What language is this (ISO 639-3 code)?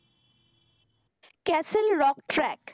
ben